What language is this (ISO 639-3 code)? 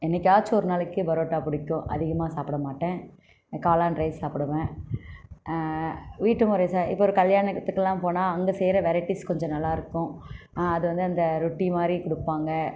tam